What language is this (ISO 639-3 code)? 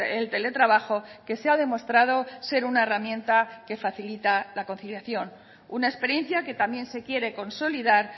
spa